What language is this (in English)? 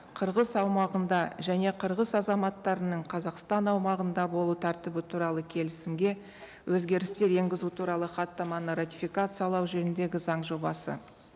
Kazakh